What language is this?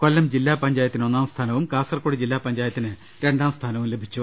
Malayalam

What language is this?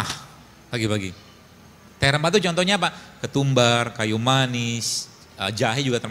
Indonesian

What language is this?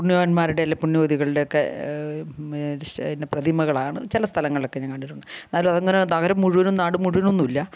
Malayalam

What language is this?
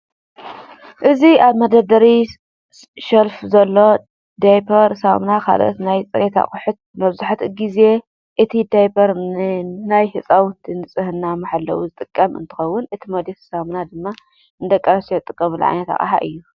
Tigrinya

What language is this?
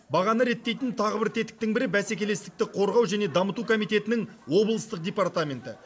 Kazakh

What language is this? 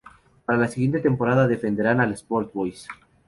Spanish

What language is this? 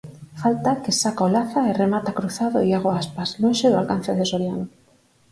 Galician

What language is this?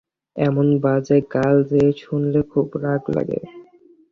Bangla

